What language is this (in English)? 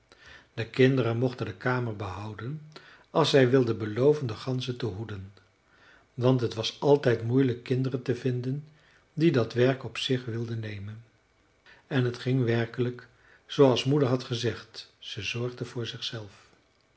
Dutch